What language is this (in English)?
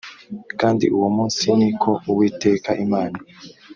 Kinyarwanda